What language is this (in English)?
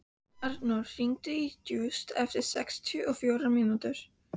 Icelandic